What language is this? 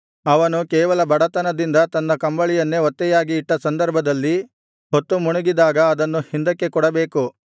Kannada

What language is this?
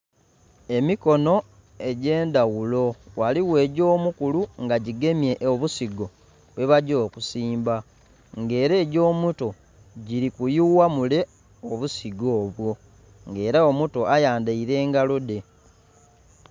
Soga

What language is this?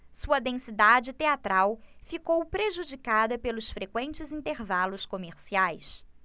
Portuguese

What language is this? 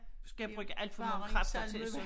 Danish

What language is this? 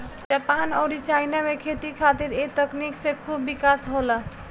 Bhojpuri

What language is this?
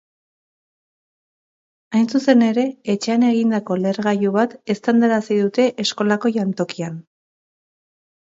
Basque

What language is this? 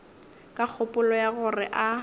Northern Sotho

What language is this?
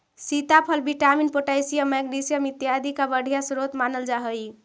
Magahi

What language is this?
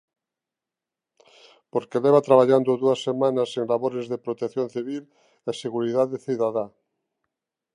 Galician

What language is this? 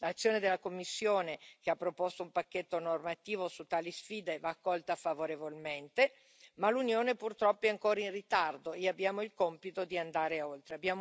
Italian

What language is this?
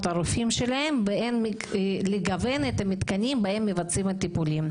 Hebrew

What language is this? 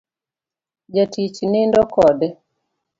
Luo (Kenya and Tanzania)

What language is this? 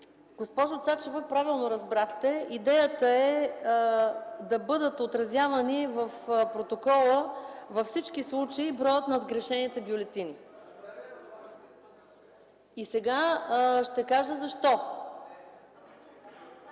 Bulgarian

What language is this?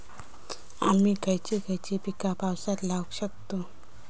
Marathi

